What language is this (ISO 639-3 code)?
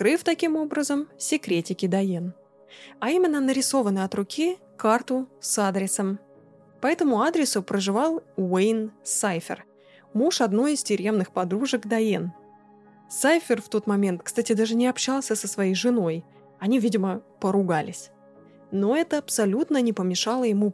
rus